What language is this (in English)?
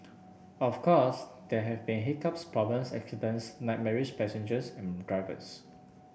English